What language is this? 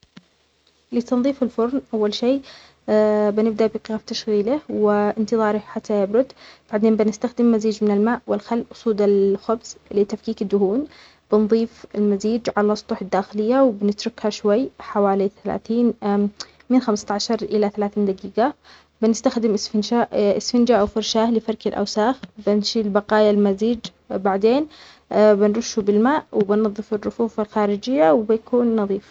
Omani Arabic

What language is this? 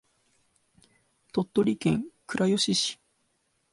Japanese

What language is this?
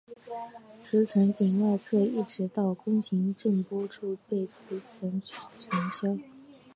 Chinese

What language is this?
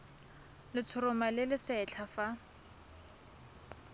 Tswana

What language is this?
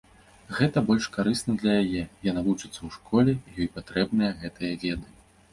Belarusian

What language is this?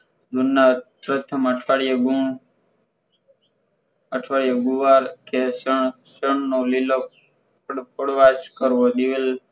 Gujarati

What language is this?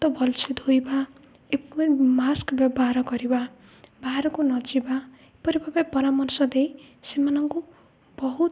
Odia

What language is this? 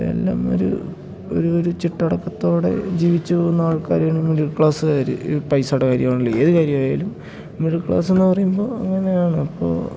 Malayalam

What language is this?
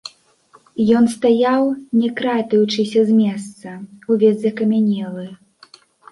Belarusian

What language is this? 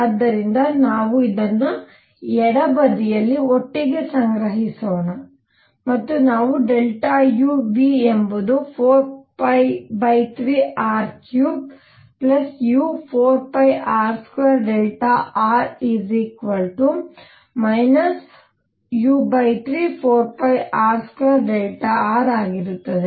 Kannada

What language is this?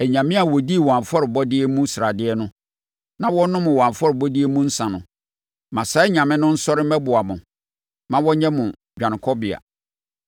Akan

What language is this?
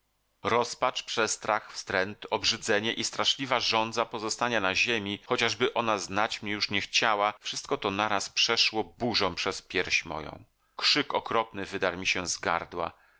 Polish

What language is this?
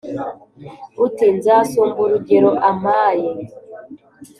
Kinyarwanda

